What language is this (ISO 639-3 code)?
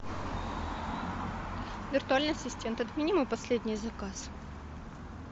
rus